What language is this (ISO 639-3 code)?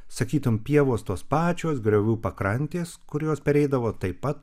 lit